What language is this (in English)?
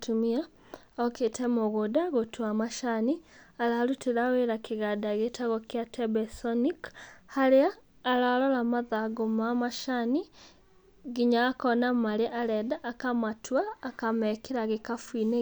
Kikuyu